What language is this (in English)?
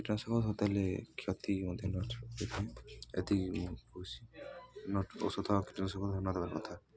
Odia